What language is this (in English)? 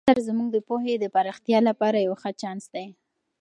Pashto